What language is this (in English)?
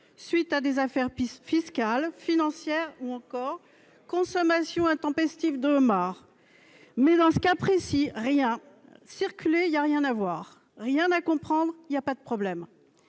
French